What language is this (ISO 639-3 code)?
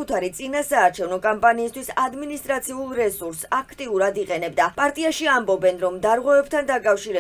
ron